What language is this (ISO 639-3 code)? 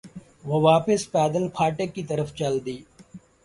urd